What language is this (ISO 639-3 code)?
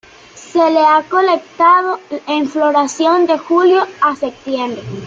spa